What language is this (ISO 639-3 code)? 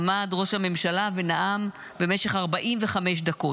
heb